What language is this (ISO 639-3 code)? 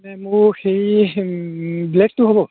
asm